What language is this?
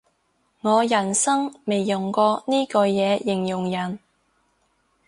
Cantonese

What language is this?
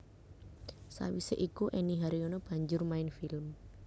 Javanese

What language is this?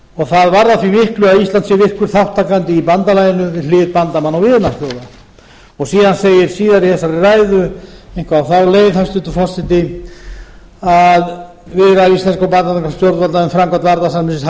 Icelandic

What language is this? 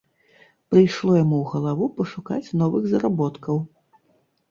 Belarusian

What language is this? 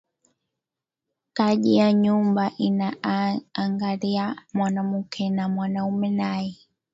Swahili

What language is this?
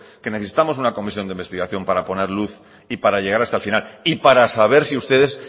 Spanish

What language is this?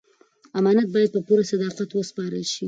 Pashto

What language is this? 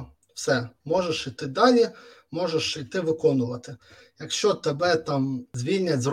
Ukrainian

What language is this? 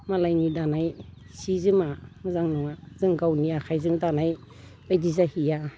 Bodo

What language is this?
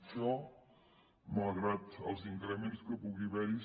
Catalan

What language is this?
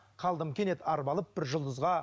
Kazakh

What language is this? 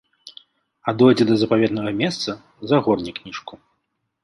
Belarusian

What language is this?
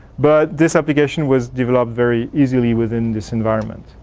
English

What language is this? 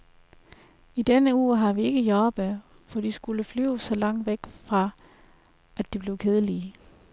Danish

